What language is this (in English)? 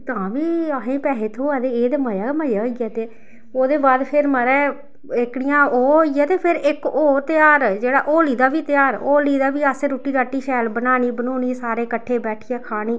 Dogri